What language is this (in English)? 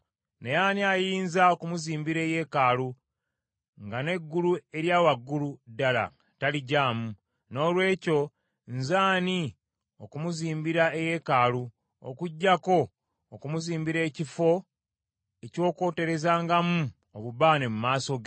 Ganda